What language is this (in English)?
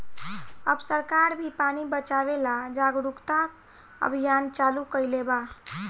Bhojpuri